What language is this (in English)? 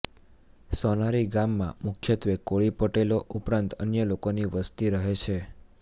Gujarati